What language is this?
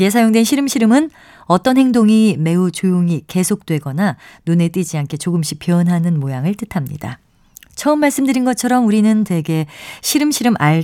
Korean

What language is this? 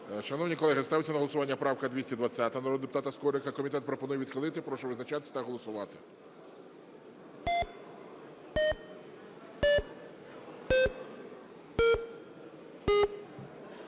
Ukrainian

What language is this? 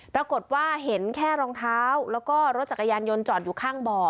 Thai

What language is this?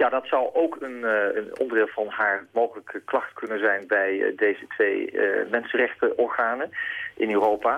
Dutch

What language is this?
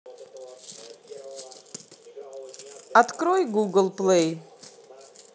Russian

